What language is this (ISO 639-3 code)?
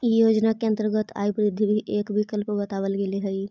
mag